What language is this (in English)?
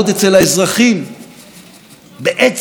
Hebrew